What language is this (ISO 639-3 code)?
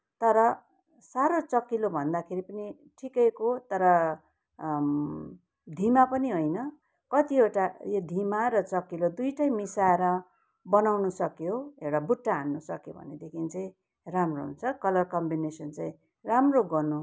nep